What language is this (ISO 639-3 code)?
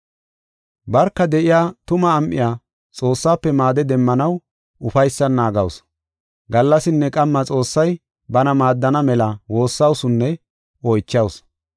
gof